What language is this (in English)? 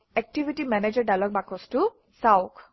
Assamese